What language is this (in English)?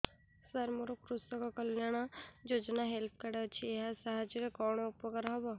Odia